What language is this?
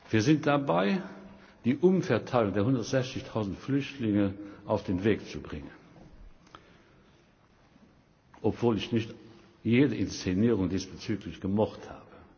German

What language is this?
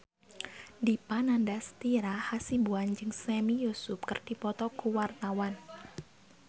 Sundanese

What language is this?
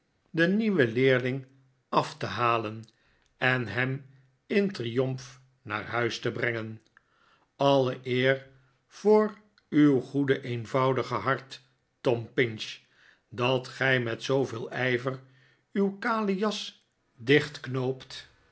Dutch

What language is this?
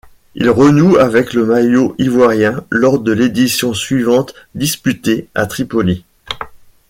French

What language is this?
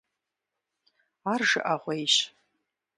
Kabardian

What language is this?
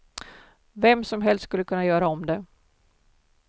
Swedish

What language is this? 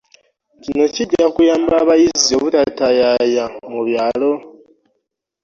Ganda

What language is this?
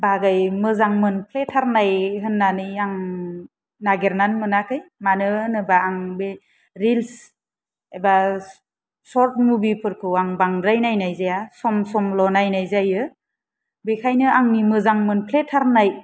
Bodo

